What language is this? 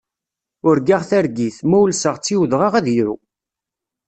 Kabyle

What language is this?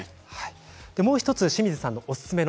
Japanese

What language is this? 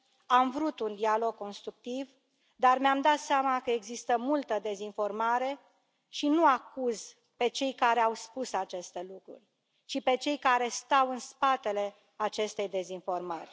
Romanian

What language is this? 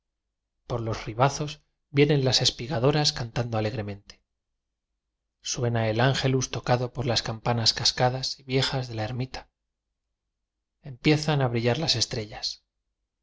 Spanish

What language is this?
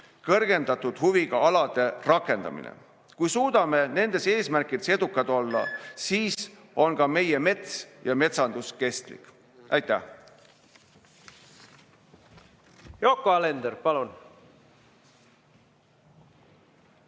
Estonian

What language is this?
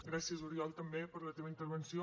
Catalan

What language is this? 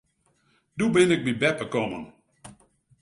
Western Frisian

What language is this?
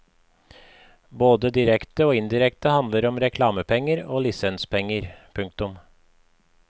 Norwegian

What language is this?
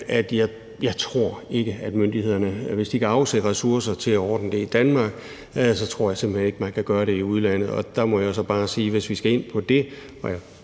Danish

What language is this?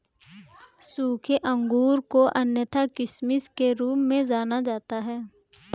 Hindi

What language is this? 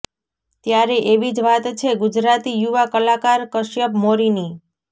Gujarati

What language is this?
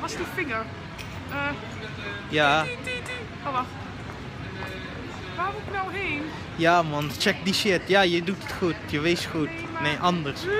Dutch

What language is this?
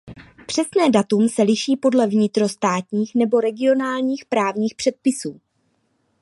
Czech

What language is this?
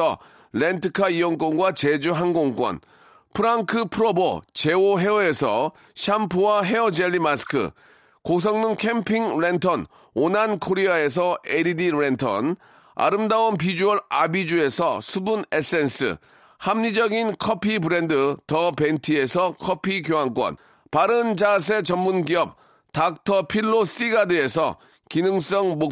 Korean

